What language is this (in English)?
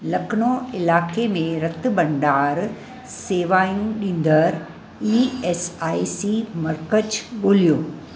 Sindhi